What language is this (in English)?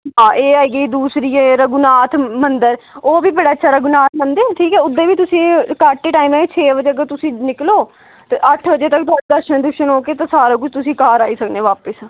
Dogri